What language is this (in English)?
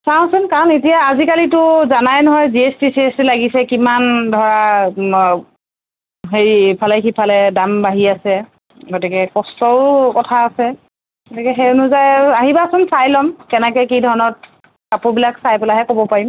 Assamese